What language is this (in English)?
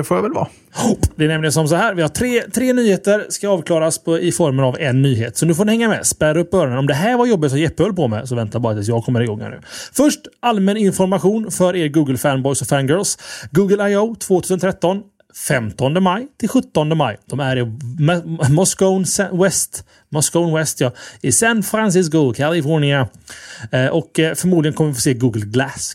Swedish